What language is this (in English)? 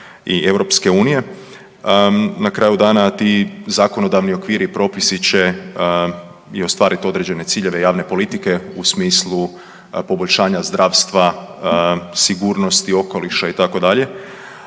Croatian